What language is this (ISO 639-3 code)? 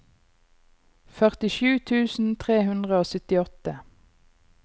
nor